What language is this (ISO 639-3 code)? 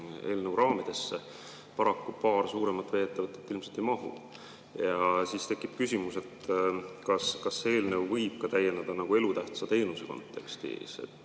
est